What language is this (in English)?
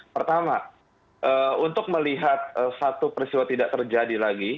Indonesian